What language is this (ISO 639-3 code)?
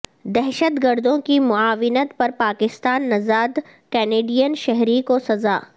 urd